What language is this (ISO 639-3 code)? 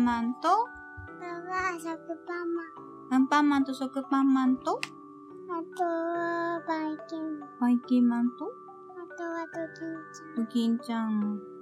jpn